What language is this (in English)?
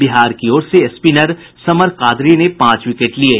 Hindi